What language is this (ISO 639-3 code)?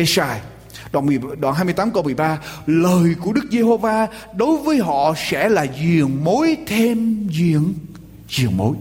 vie